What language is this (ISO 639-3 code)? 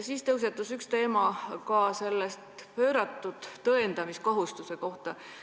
est